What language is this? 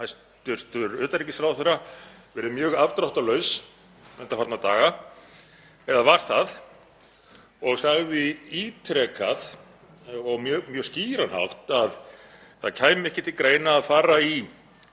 Icelandic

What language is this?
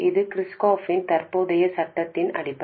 Tamil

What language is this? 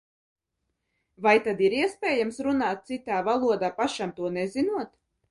Latvian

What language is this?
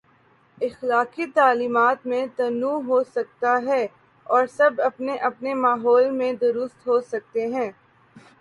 Urdu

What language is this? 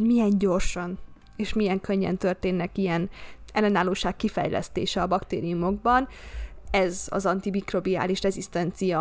Hungarian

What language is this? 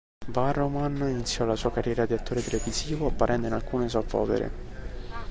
Italian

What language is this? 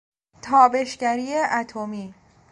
Persian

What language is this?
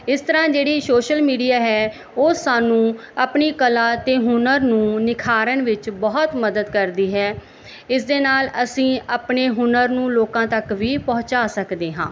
Punjabi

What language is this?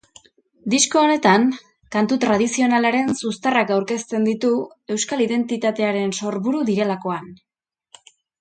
Basque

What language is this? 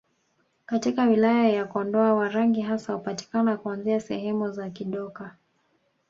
Swahili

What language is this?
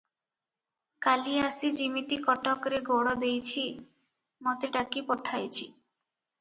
Odia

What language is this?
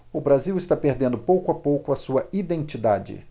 Portuguese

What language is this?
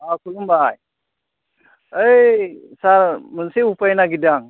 Bodo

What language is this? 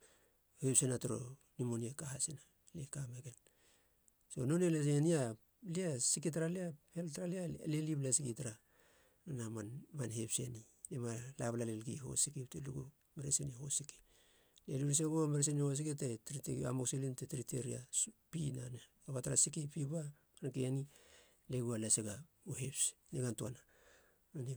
Halia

